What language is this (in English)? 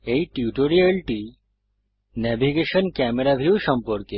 Bangla